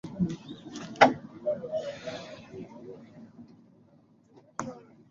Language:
Swahili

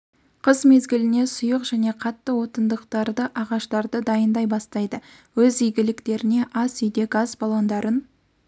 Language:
Kazakh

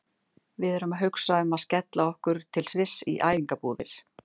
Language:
Icelandic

